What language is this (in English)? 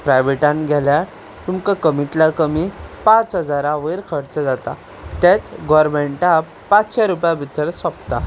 Konkani